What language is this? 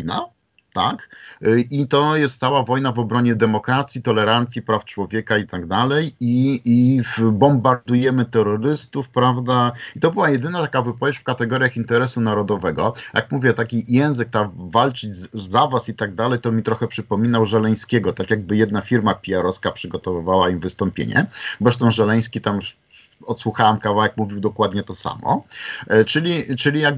Polish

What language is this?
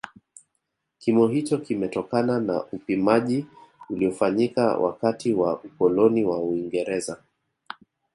Swahili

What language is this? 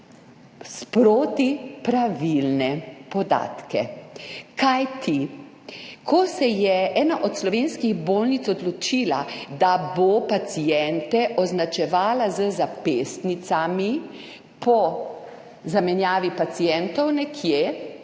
Slovenian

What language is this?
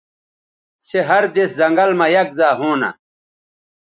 Bateri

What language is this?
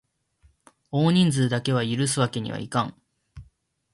Japanese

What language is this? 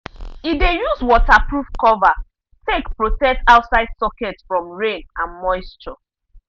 Nigerian Pidgin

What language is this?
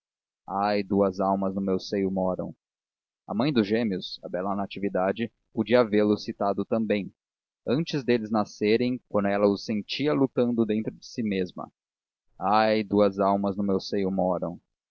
Portuguese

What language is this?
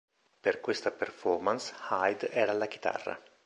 Italian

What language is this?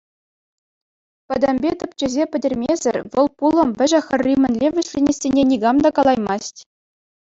Chuvash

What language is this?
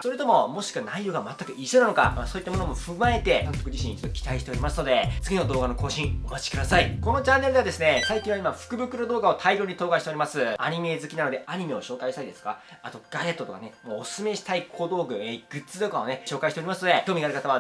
Japanese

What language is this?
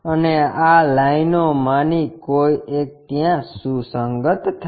Gujarati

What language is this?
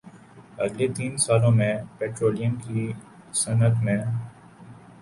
Urdu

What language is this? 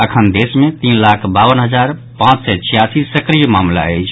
Maithili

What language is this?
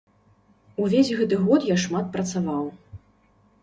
Belarusian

